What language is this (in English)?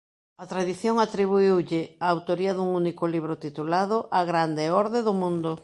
Galician